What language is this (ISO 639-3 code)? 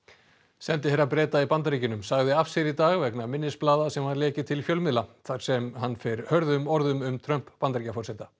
isl